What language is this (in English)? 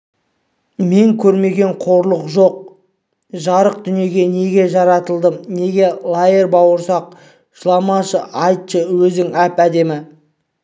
Kazakh